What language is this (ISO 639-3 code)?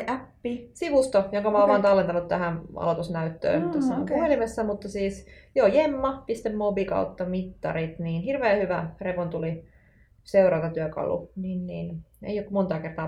fin